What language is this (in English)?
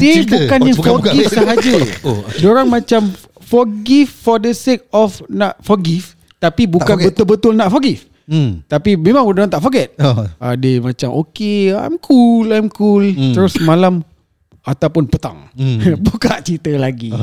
Malay